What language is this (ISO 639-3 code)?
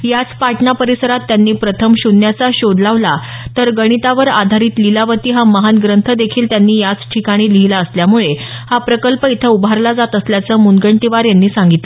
mar